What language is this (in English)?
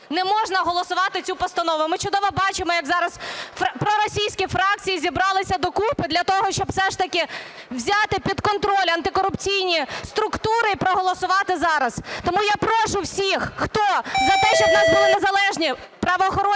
Ukrainian